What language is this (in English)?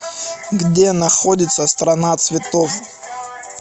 Russian